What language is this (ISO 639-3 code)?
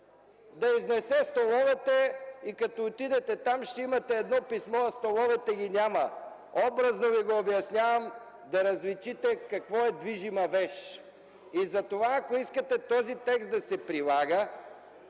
bul